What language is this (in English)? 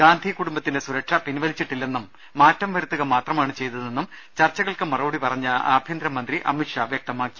Malayalam